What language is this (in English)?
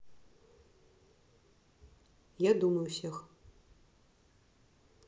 Russian